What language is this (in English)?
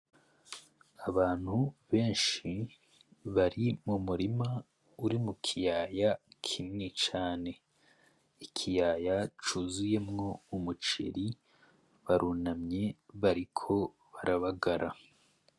Rundi